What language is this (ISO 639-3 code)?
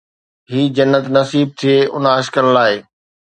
snd